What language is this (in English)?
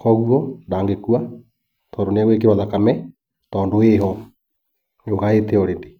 Kikuyu